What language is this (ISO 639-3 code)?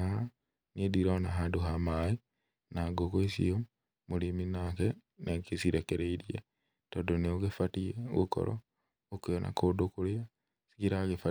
kik